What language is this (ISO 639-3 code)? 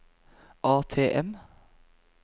nor